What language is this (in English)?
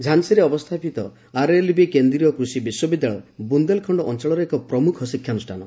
Odia